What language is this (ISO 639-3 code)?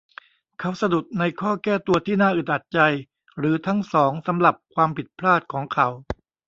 tha